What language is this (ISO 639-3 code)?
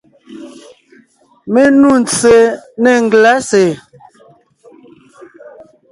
nnh